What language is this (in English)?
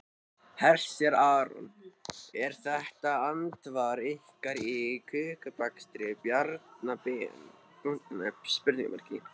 Icelandic